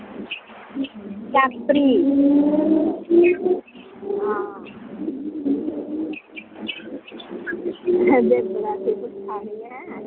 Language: Dogri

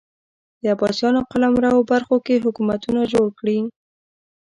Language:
Pashto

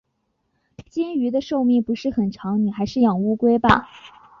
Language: Chinese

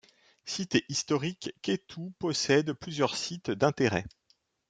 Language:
French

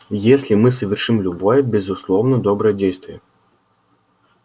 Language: Russian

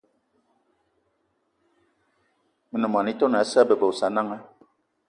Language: Eton (Cameroon)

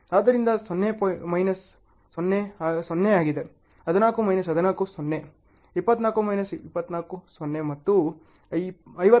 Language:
Kannada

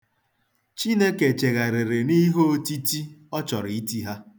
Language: Igbo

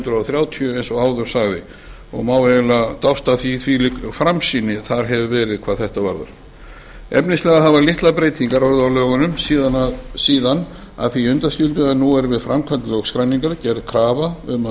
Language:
Icelandic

